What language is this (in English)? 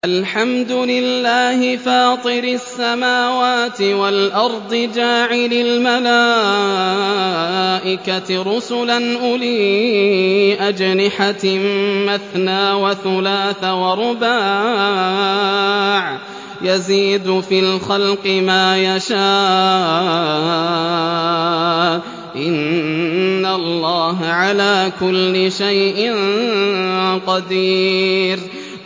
Arabic